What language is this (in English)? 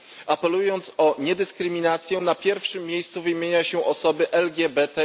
Polish